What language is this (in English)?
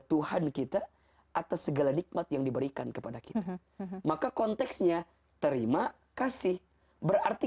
Indonesian